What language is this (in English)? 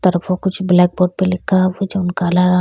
Bhojpuri